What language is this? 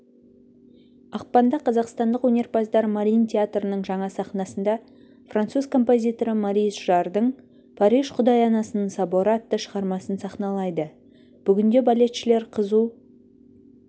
Kazakh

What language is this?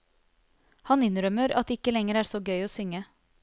Norwegian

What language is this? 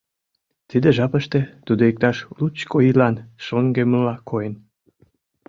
Mari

